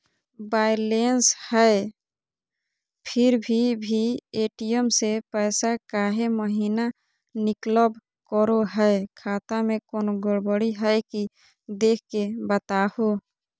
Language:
Magahi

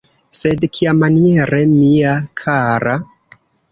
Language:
Esperanto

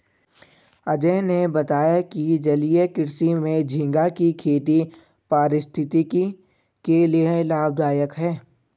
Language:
Hindi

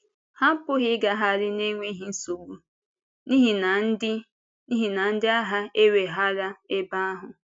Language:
Igbo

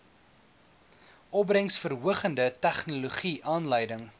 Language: Afrikaans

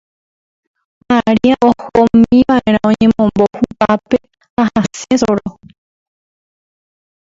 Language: Guarani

